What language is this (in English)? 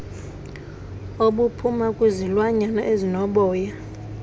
Xhosa